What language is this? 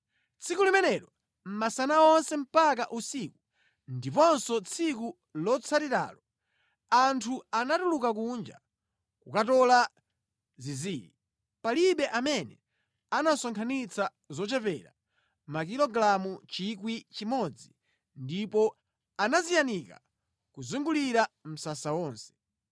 Nyanja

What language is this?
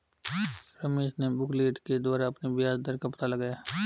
Hindi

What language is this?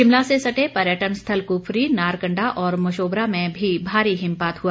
Hindi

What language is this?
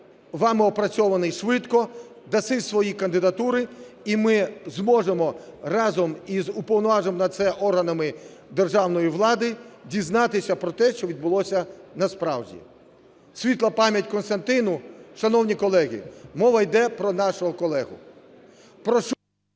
Ukrainian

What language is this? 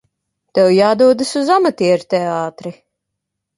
Latvian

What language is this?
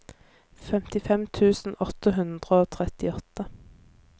Norwegian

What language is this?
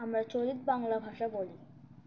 Bangla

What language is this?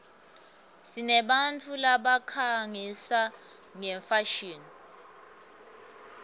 Swati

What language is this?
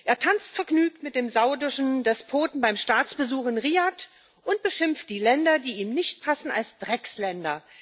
German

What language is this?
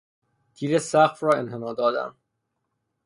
Persian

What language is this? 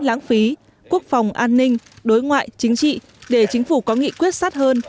Vietnamese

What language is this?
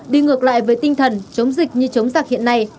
Vietnamese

